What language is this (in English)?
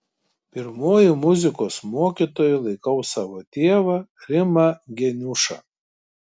Lithuanian